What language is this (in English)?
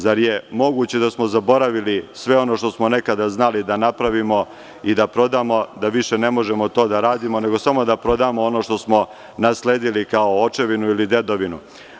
Serbian